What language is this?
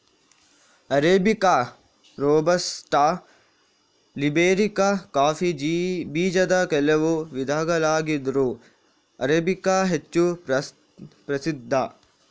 Kannada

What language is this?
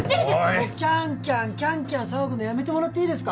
Japanese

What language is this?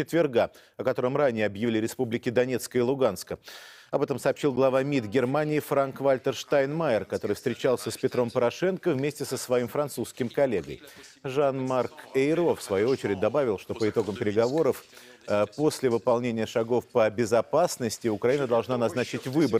Russian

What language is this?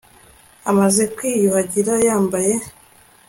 Kinyarwanda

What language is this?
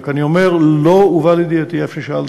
Hebrew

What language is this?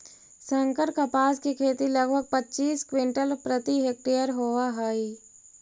Magahi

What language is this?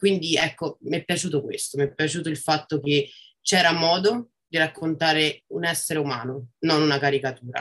Italian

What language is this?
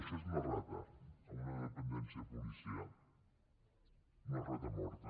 Catalan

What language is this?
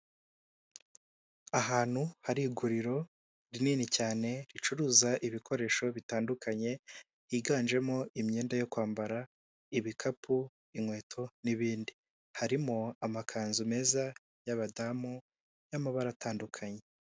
Kinyarwanda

